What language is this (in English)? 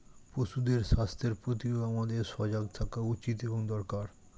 Bangla